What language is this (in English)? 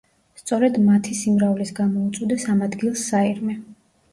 Georgian